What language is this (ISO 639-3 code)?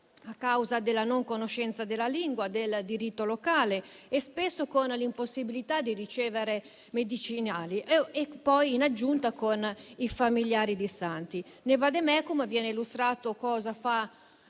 ita